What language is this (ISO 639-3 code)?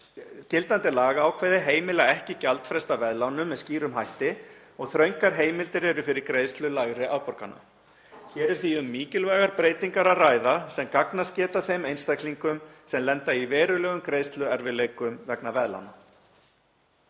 isl